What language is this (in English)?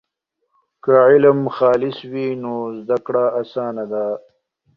Pashto